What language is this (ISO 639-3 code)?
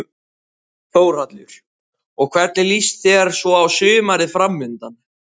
isl